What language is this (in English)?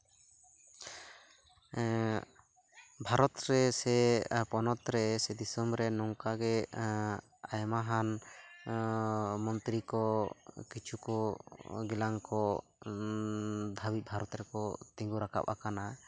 Santali